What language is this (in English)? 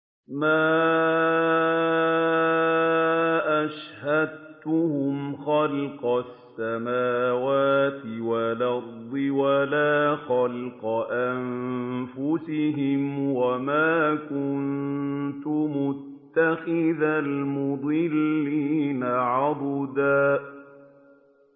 Arabic